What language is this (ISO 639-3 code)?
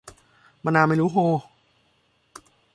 tha